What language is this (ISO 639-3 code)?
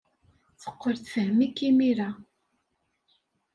kab